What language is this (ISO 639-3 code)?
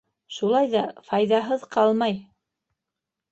bak